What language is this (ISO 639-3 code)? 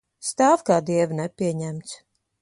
lav